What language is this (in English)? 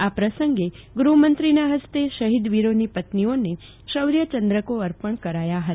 Gujarati